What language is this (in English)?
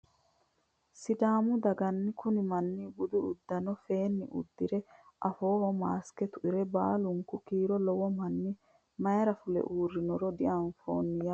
Sidamo